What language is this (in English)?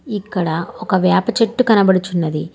Telugu